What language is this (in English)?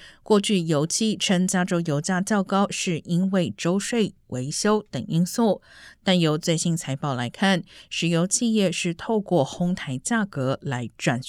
Chinese